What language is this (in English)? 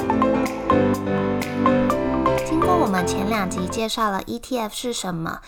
Chinese